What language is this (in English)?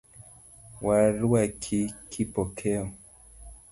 Luo (Kenya and Tanzania)